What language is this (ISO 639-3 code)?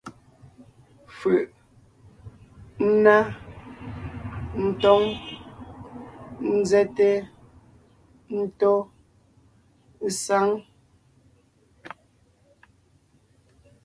nnh